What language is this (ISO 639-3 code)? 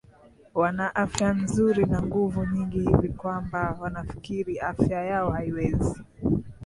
swa